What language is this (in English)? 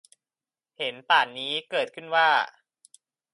Thai